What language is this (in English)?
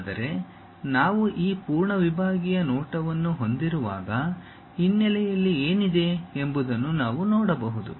Kannada